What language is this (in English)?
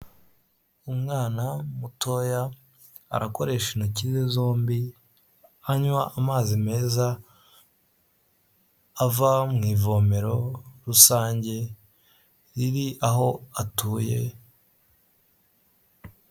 Kinyarwanda